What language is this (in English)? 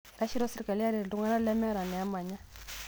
Masai